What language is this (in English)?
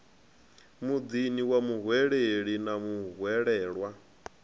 Venda